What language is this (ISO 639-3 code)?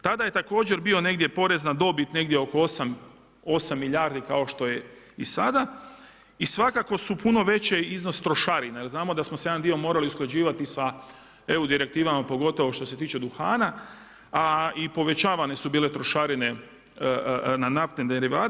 hrv